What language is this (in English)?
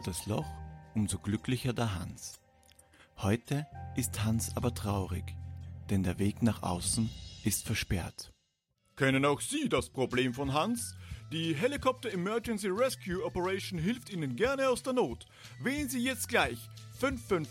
German